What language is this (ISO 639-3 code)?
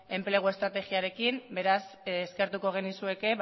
eus